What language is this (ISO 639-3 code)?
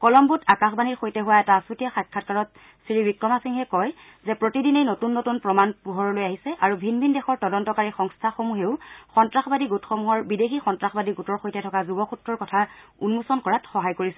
asm